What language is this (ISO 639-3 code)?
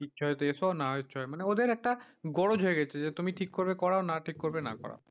ben